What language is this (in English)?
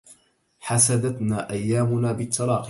Arabic